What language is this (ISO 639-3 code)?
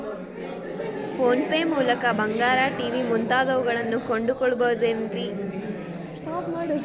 kan